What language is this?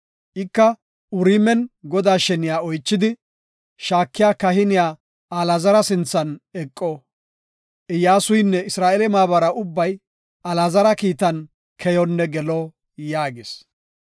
Gofa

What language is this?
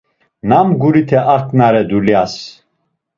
Laz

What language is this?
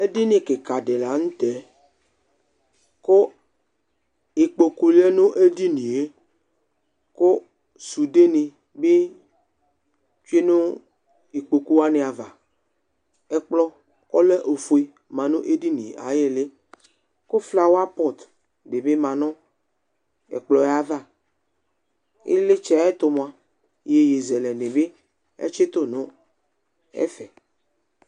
Ikposo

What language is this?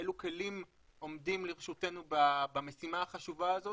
Hebrew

